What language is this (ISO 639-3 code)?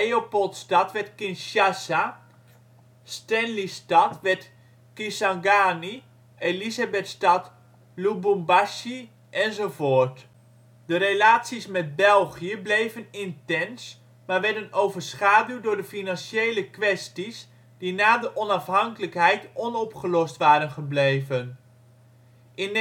nld